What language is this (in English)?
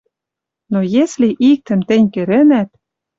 Western Mari